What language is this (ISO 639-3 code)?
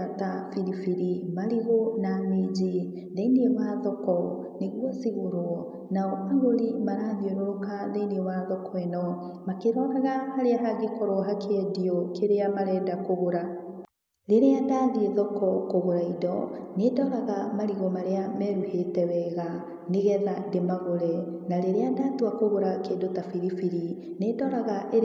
kik